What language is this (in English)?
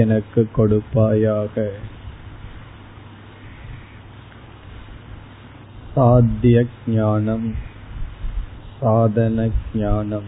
Tamil